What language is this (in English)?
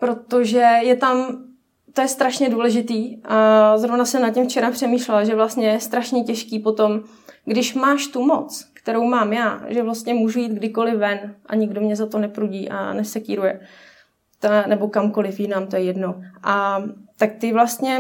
Czech